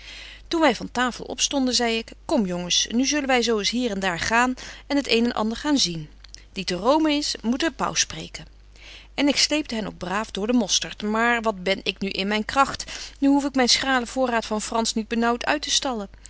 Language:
Dutch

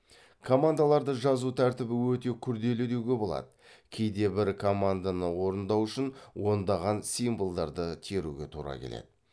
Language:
Kazakh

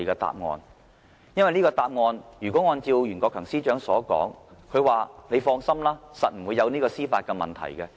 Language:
Cantonese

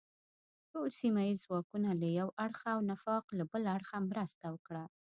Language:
Pashto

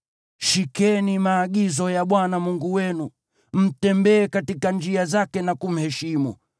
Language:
Swahili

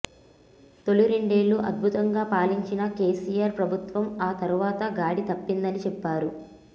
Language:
Telugu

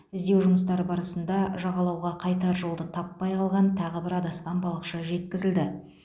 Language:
Kazakh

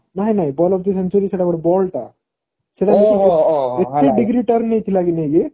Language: Odia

